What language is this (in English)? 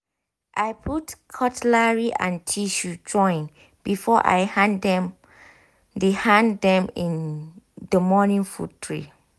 Nigerian Pidgin